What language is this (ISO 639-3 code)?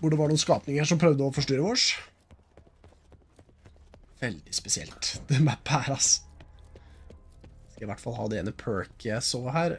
nor